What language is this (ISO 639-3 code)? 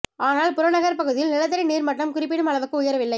tam